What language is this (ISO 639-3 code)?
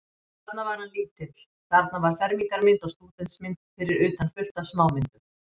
isl